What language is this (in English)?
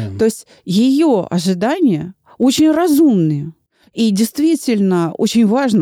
Russian